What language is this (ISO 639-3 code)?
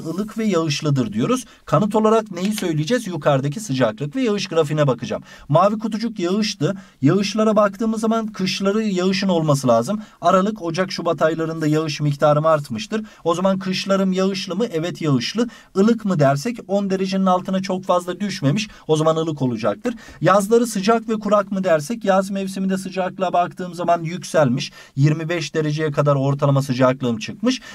tur